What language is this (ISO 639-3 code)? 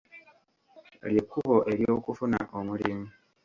lug